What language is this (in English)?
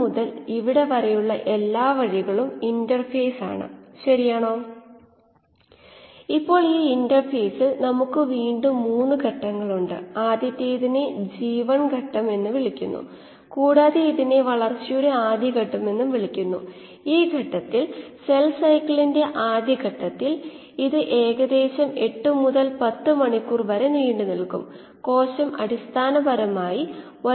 Malayalam